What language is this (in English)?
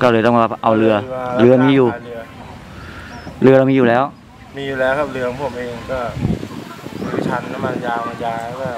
Thai